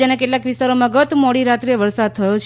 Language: Gujarati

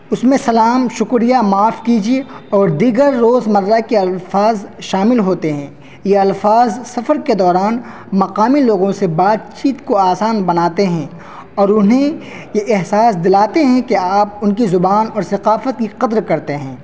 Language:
Urdu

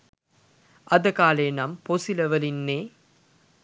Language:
Sinhala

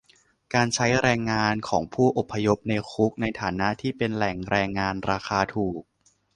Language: Thai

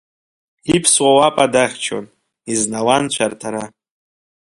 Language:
Abkhazian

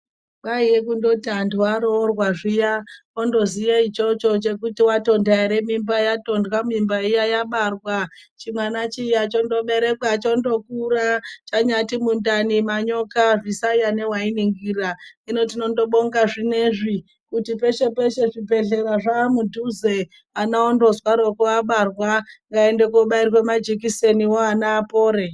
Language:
Ndau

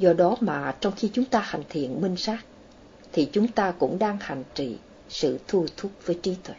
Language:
Vietnamese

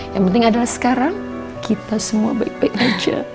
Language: Indonesian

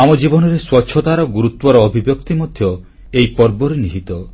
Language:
Odia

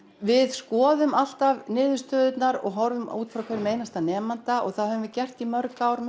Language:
Icelandic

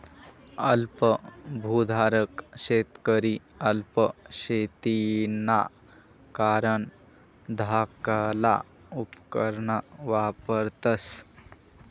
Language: Marathi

